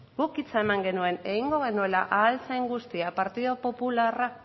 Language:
Basque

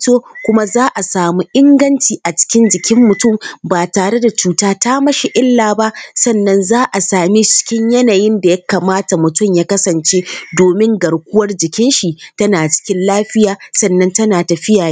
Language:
Hausa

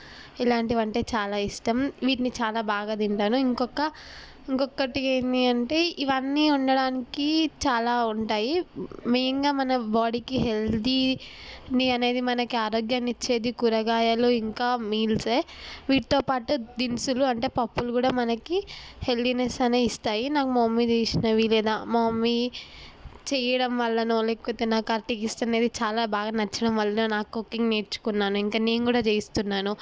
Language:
Telugu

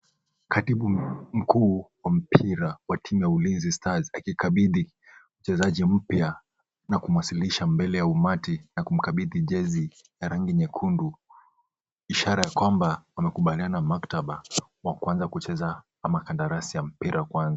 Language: Swahili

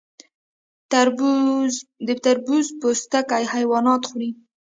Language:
Pashto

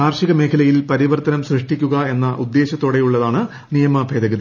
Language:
Malayalam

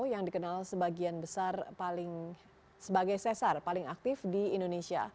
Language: Indonesian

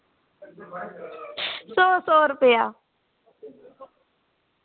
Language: Dogri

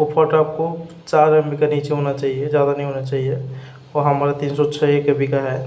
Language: Hindi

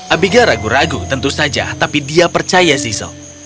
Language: Indonesian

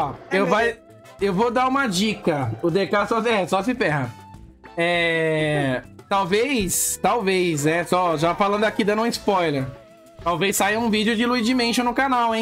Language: Portuguese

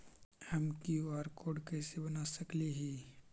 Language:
Magahi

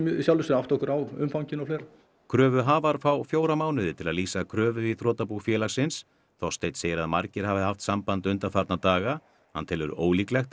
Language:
Icelandic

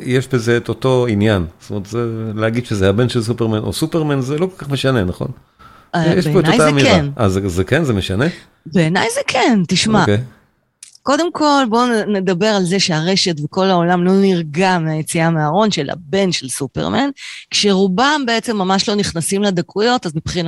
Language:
Hebrew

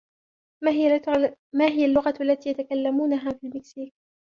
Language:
Arabic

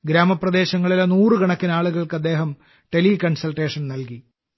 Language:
Malayalam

